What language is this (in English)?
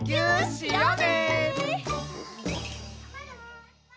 Japanese